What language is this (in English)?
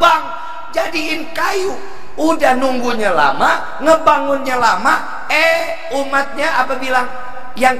Indonesian